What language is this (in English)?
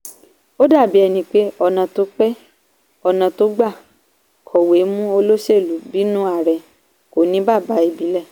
Yoruba